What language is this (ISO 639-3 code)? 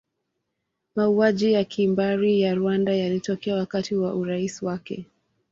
swa